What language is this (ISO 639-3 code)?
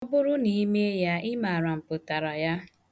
ibo